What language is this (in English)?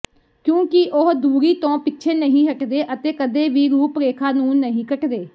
Punjabi